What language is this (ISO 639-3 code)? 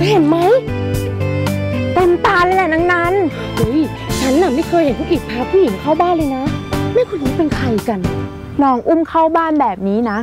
tha